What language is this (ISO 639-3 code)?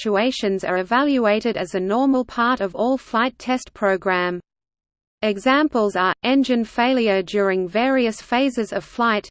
eng